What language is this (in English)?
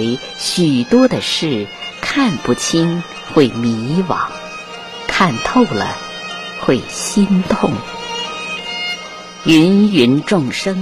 Chinese